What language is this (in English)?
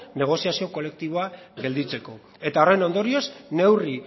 Basque